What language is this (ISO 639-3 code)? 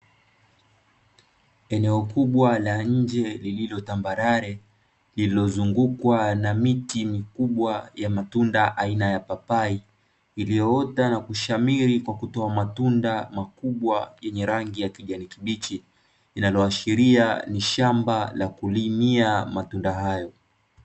swa